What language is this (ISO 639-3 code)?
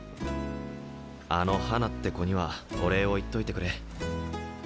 jpn